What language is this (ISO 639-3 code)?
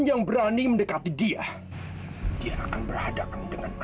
ind